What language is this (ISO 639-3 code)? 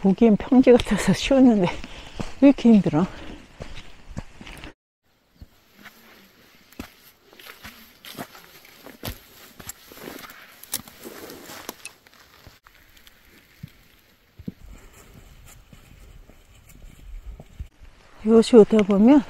kor